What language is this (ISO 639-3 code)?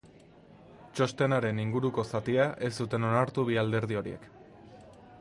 eus